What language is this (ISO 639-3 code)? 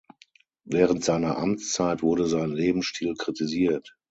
deu